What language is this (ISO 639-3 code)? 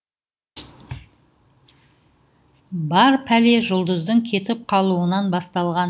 kaz